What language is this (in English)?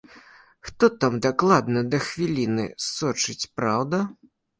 Belarusian